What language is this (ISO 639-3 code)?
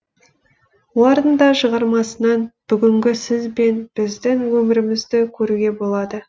kaz